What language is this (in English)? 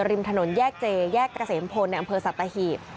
Thai